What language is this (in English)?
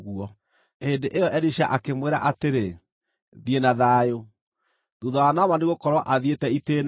Kikuyu